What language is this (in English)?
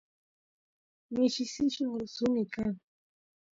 Santiago del Estero Quichua